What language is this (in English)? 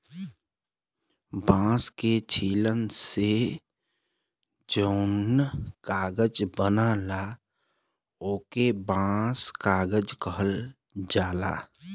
Bhojpuri